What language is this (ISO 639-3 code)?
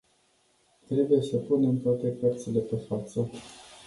ron